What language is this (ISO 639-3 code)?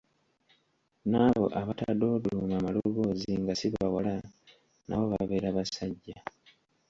lug